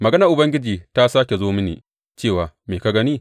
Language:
Hausa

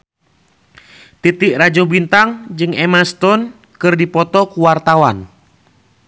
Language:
Sundanese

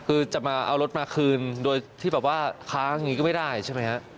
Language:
Thai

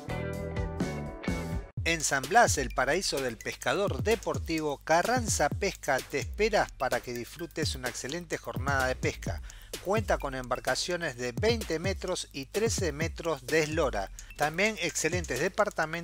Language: Spanish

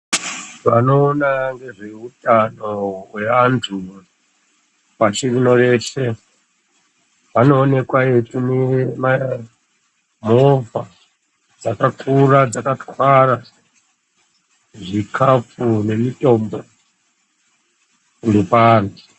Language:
Ndau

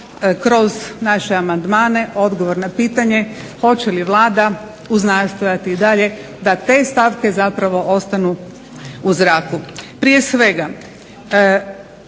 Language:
Croatian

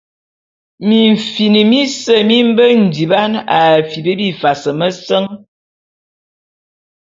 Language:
Bulu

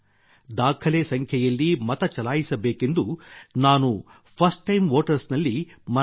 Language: Kannada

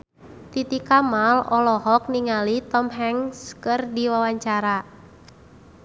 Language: Sundanese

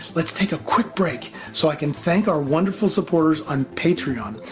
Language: English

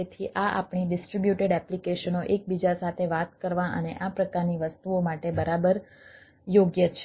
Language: Gujarati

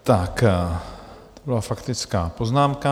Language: Czech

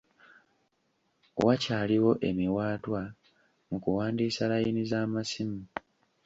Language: Ganda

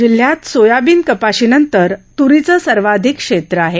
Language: Marathi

